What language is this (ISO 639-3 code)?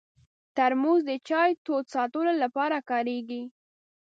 pus